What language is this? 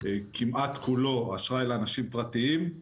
Hebrew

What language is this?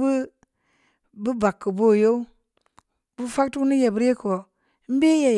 Samba Leko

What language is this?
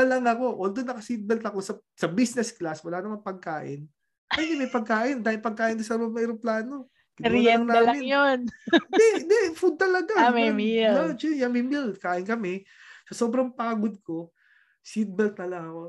Filipino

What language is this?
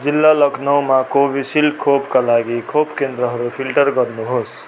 Nepali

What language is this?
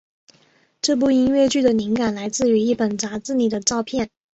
Chinese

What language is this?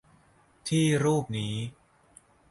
Thai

